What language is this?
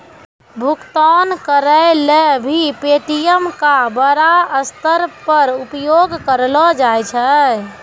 Maithili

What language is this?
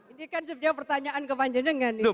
Indonesian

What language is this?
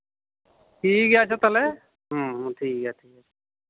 Santali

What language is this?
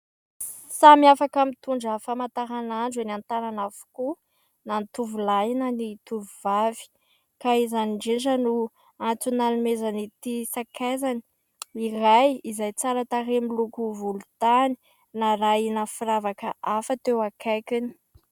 Malagasy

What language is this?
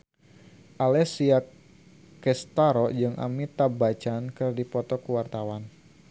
Sundanese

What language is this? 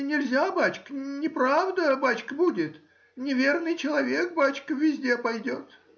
Russian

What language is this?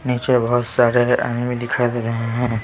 Hindi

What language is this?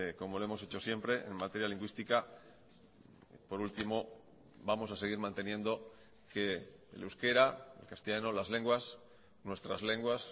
Spanish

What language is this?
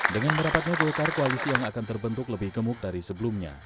Indonesian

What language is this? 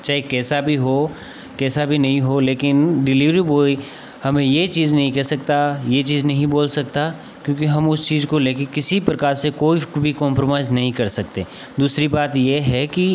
Hindi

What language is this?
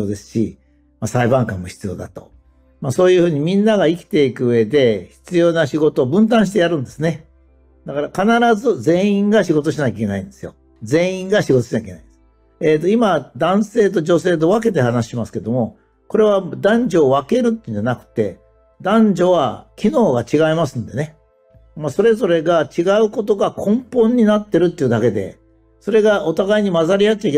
Japanese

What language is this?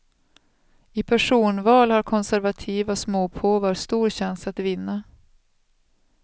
Swedish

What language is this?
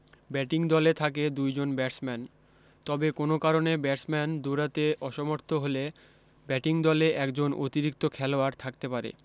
Bangla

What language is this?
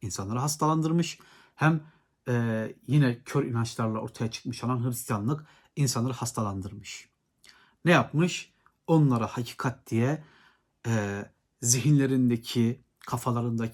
Turkish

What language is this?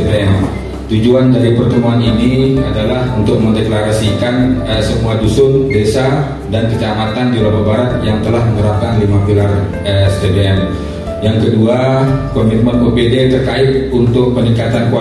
Indonesian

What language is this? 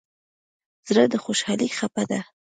Pashto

